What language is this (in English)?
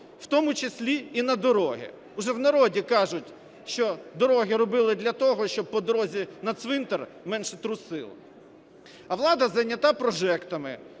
Ukrainian